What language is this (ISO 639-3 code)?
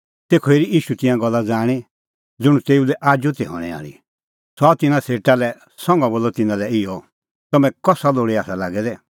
kfx